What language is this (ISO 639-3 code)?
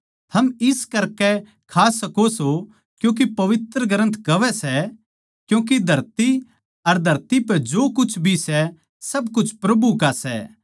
bgc